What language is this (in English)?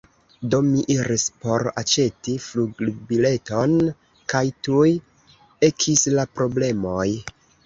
Esperanto